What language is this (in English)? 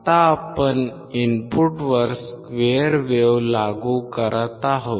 Marathi